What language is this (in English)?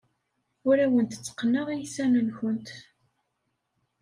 Kabyle